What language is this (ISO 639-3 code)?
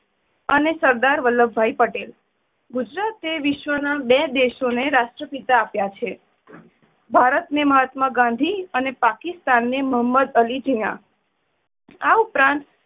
guj